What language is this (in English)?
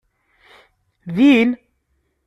Kabyle